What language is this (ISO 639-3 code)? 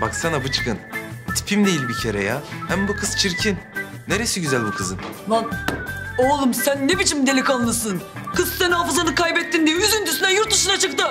tur